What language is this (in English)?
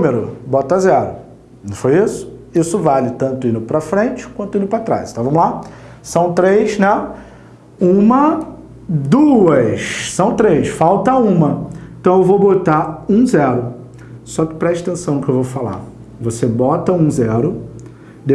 Portuguese